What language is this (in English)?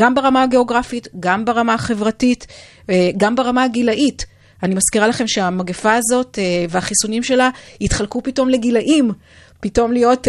Hebrew